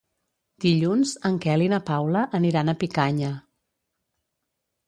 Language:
Catalan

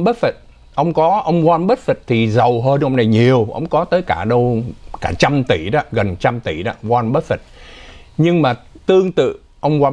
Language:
Vietnamese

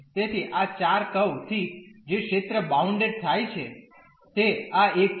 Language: Gujarati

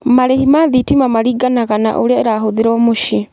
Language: Kikuyu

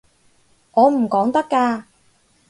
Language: Cantonese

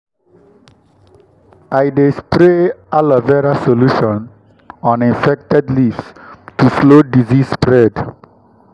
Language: Nigerian Pidgin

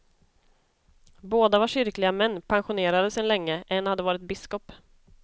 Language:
Swedish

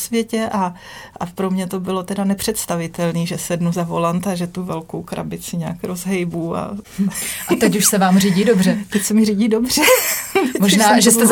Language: Czech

